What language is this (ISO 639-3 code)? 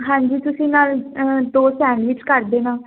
pan